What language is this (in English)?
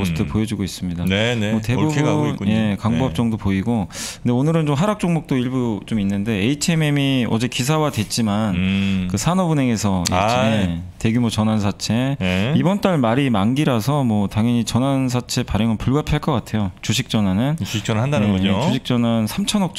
Korean